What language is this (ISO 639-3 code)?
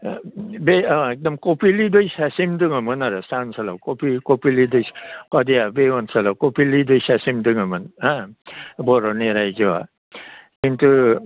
brx